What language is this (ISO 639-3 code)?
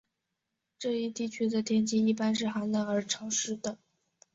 zho